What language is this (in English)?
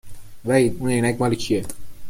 Persian